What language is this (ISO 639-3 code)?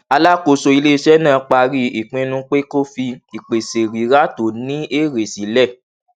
yor